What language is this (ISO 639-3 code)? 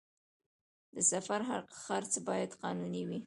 pus